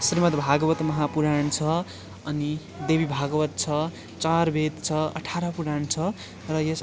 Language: Nepali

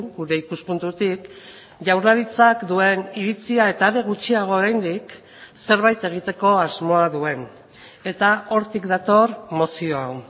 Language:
Basque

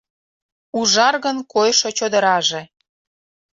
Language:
Mari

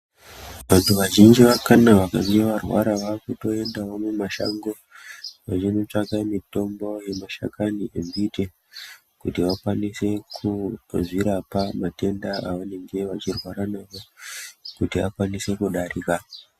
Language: Ndau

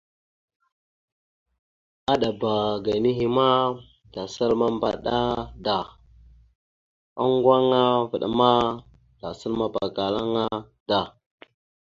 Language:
Mada (Cameroon)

